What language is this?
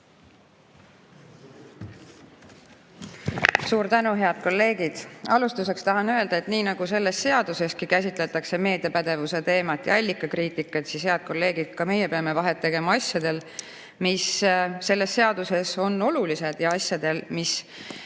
Estonian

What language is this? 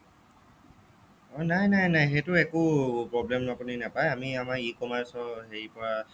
Assamese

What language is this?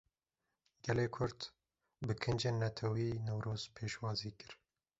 Kurdish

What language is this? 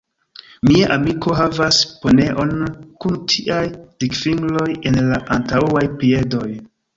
Esperanto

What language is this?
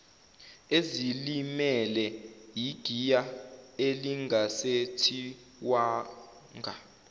Zulu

